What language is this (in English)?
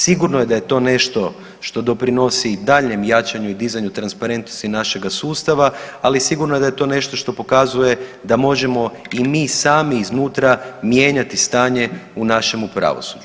Croatian